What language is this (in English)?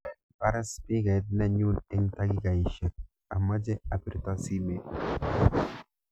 Kalenjin